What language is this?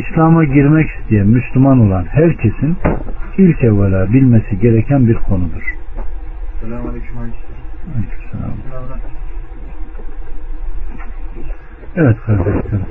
Turkish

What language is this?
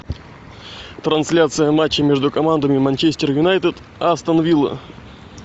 Russian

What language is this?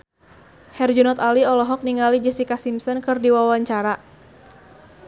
Sundanese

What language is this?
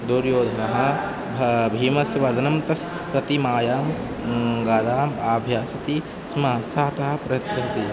Sanskrit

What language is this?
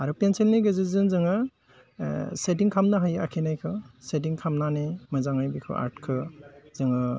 Bodo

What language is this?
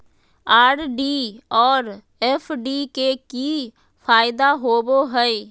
Magahi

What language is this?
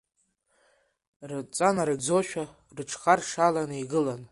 Abkhazian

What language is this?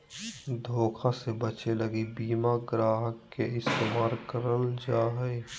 Magahi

